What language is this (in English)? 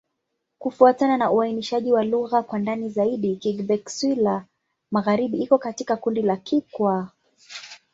Swahili